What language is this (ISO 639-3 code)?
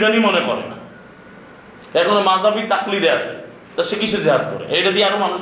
ben